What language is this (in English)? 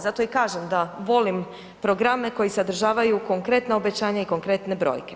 Croatian